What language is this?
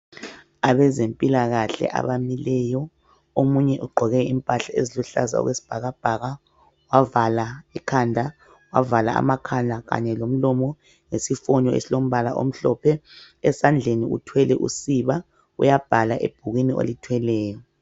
North Ndebele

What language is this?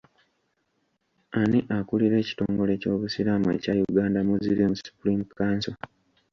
Ganda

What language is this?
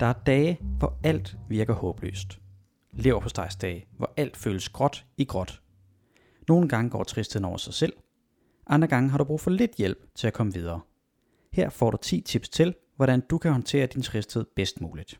Danish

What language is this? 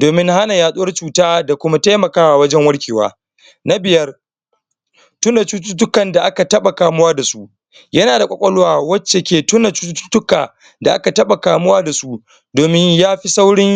Hausa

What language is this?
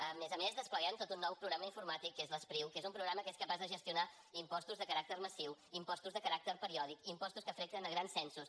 Catalan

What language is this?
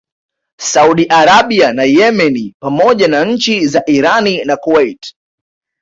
Swahili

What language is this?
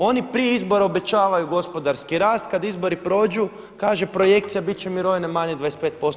Croatian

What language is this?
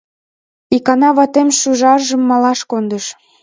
Mari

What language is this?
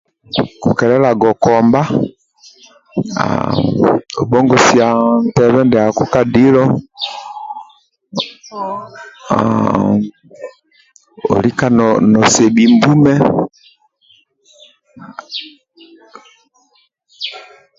Amba (Uganda)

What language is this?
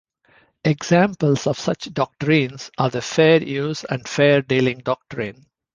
English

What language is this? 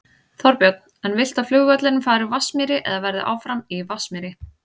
Icelandic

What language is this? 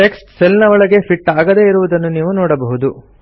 Kannada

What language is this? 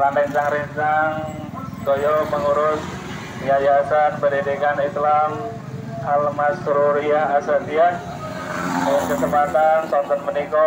Indonesian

